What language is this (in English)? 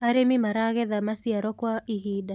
Kikuyu